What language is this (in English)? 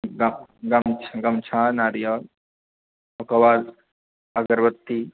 Maithili